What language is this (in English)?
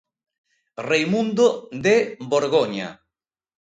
Galician